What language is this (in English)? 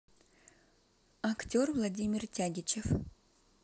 Russian